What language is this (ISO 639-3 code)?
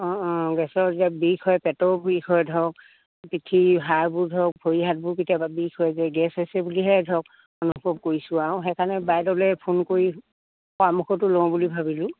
asm